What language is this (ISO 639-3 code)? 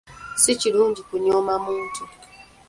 lug